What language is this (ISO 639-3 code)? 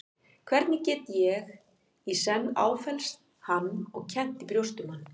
isl